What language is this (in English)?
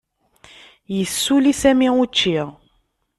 Kabyle